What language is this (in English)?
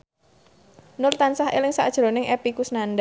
Javanese